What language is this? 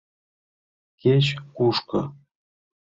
Mari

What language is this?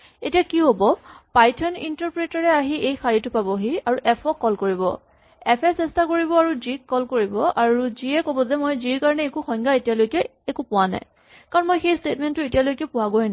Assamese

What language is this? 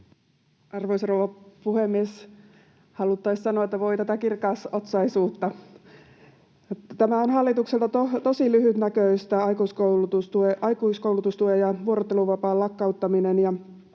Finnish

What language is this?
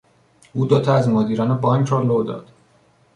Persian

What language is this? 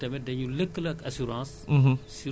Wolof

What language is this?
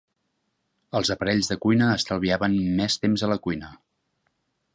Catalan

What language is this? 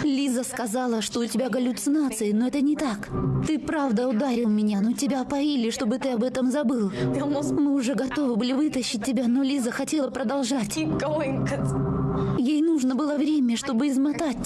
Russian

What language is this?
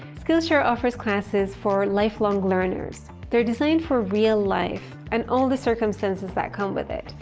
English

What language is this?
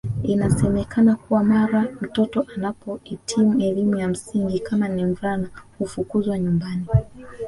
Swahili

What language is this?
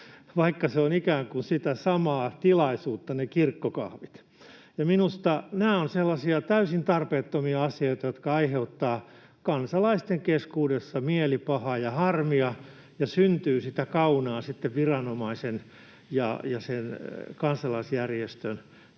Finnish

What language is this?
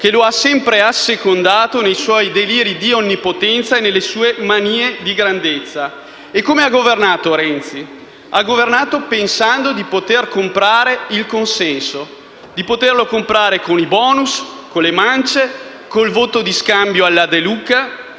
Italian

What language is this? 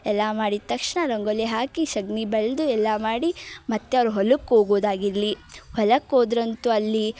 Kannada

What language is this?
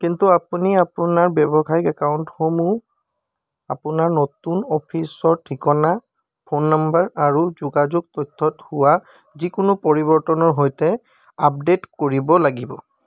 Assamese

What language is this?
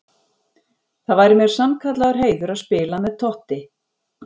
Icelandic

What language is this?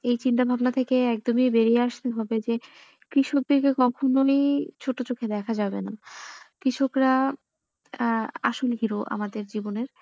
Bangla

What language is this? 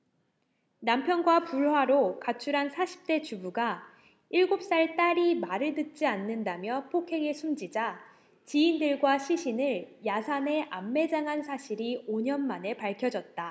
Korean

